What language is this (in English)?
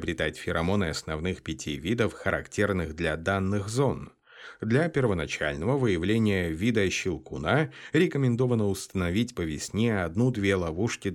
Russian